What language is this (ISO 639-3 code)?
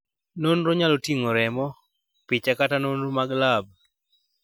luo